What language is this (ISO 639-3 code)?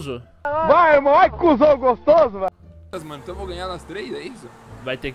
por